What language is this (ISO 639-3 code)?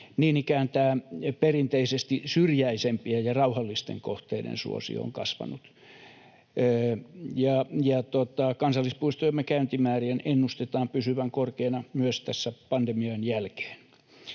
fin